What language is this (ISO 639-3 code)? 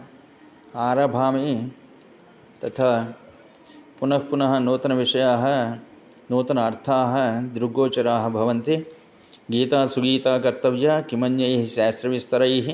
san